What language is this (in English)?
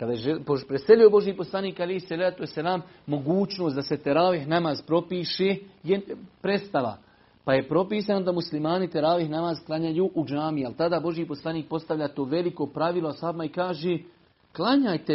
Croatian